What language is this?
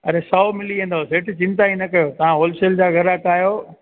Sindhi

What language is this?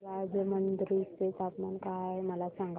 Marathi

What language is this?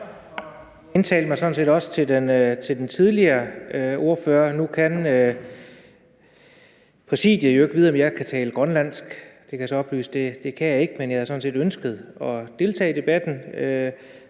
Danish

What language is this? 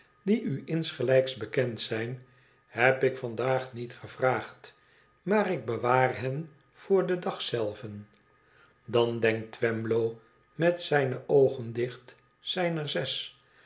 Dutch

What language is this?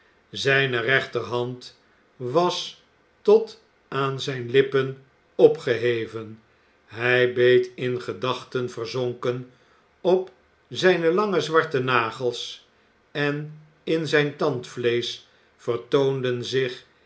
Dutch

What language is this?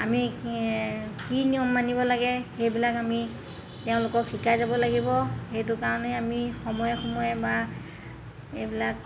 Assamese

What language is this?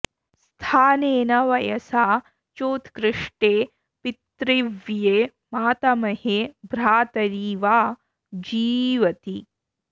Sanskrit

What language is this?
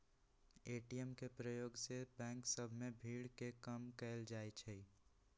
Magahi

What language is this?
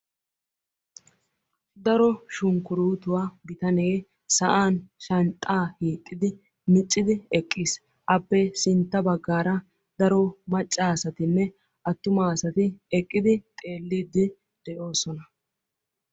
Wolaytta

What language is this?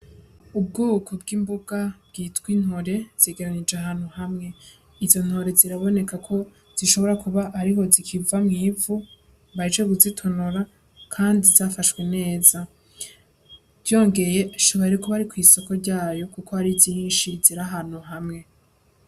Rundi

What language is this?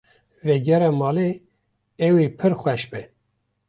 Kurdish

